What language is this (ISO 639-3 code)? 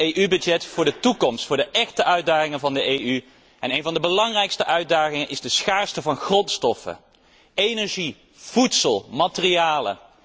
nld